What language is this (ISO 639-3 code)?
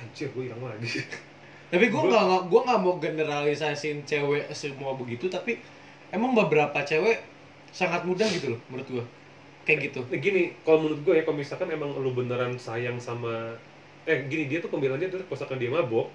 ind